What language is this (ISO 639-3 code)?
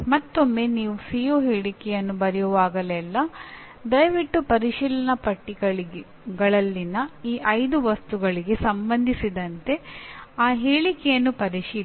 kan